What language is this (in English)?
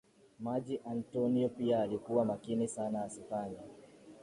Swahili